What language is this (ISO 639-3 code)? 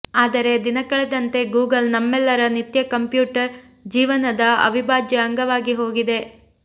kan